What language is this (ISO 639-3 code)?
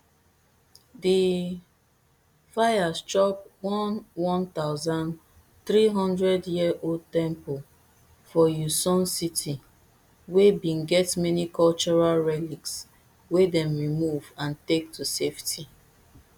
pcm